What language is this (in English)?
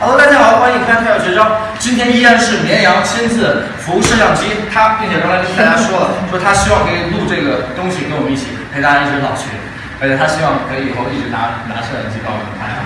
Chinese